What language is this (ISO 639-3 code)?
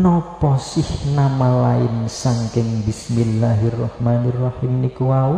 ind